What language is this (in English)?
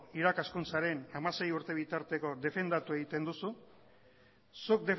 Basque